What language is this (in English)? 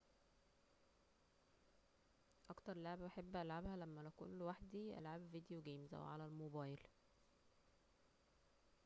Egyptian Arabic